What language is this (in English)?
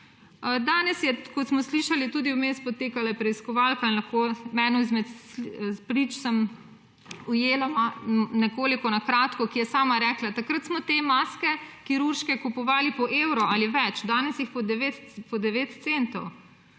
Slovenian